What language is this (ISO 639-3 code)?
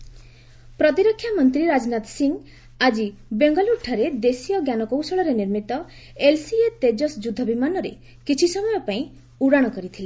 ori